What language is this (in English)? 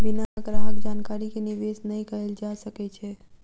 Maithili